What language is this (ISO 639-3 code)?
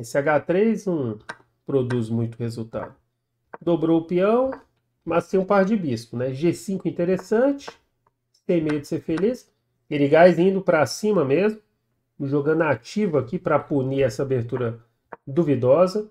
por